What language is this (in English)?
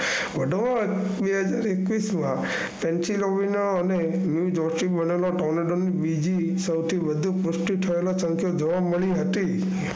Gujarati